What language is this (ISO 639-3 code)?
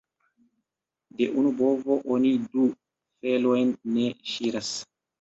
epo